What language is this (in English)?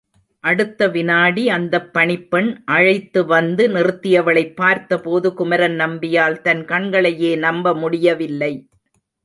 Tamil